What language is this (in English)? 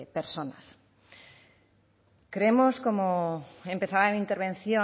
Spanish